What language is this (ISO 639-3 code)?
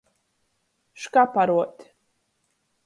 ltg